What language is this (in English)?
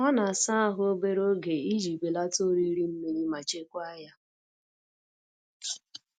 Igbo